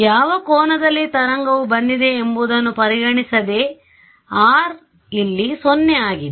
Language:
Kannada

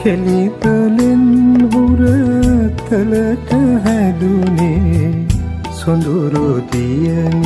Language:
Turkish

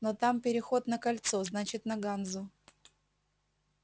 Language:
Russian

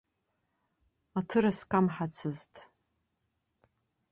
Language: Abkhazian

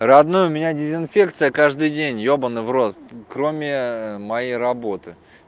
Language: Russian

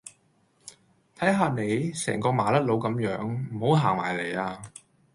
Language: Cantonese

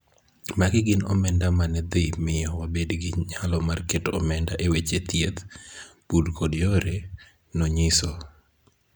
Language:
Luo (Kenya and Tanzania)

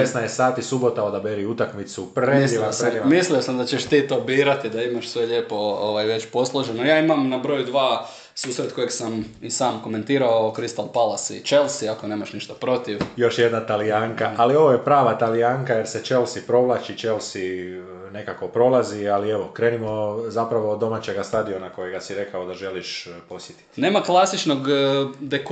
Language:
Croatian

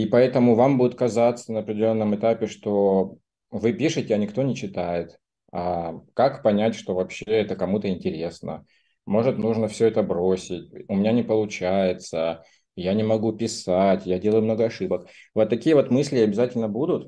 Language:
Russian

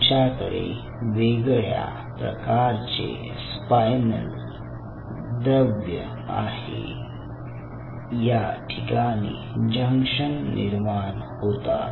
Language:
Marathi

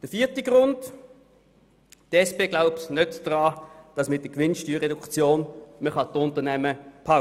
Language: Swiss German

